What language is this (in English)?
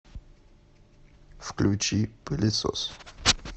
Russian